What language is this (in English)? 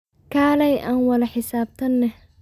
Somali